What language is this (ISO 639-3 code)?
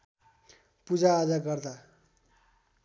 nep